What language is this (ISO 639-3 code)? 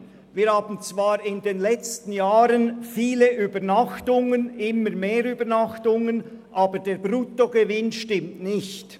gsw